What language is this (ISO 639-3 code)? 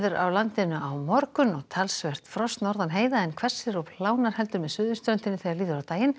isl